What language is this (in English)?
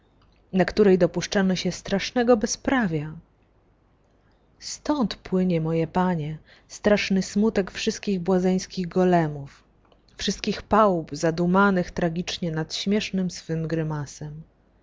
Polish